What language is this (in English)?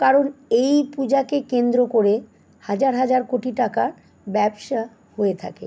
Bangla